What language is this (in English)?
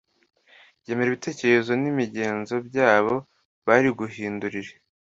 Kinyarwanda